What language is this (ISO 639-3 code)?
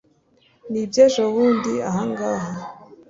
kin